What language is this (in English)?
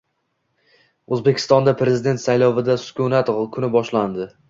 Uzbek